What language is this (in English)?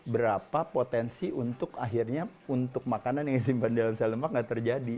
Indonesian